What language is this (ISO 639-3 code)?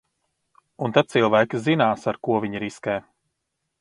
lav